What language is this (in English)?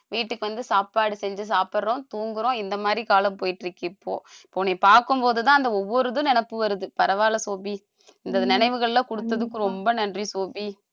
Tamil